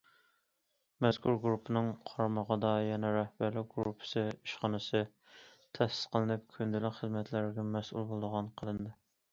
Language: Uyghur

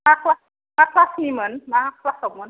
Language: Bodo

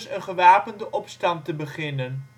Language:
Dutch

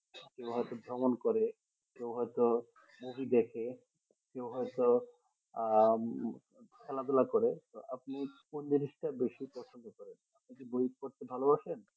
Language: Bangla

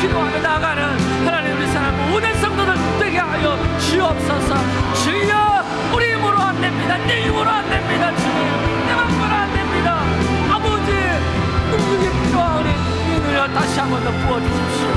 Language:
Korean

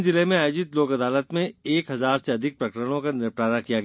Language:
Hindi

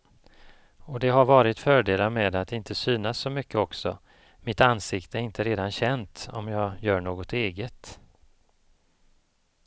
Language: Swedish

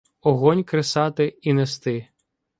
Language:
Ukrainian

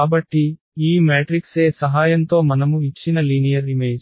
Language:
Telugu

